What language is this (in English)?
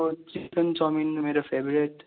Nepali